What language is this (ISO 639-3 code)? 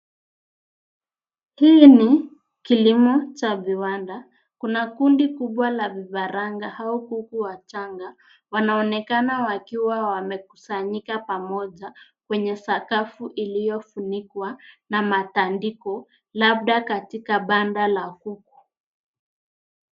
swa